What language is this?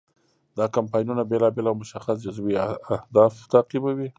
Pashto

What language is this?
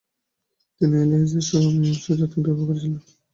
Bangla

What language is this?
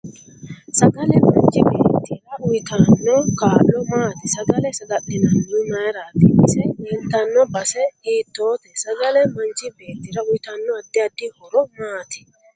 Sidamo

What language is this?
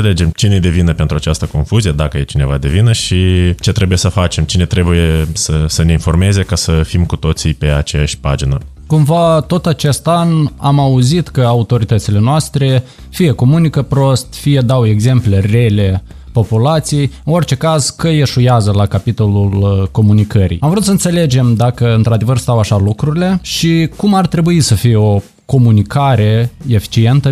Romanian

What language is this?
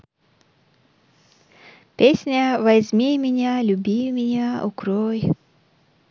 Russian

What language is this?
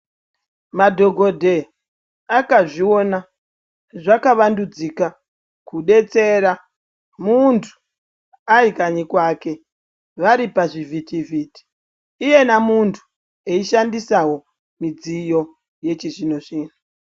Ndau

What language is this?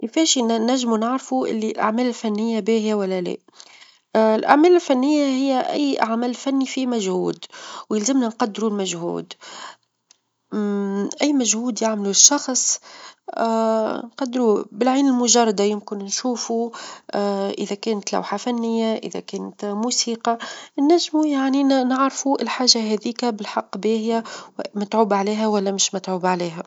Tunisian Arabic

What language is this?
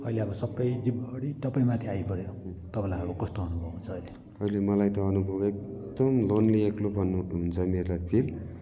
Nepali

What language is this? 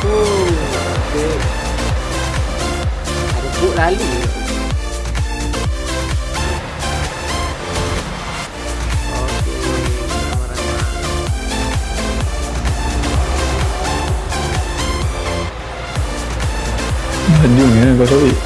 Malay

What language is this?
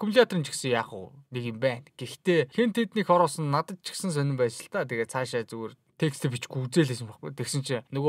Turkish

